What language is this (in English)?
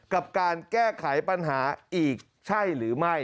Thai